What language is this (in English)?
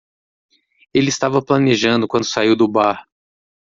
Portuguese